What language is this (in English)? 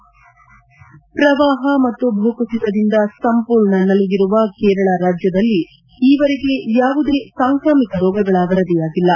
Kannada